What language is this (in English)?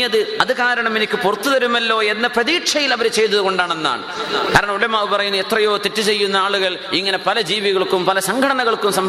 Malayalam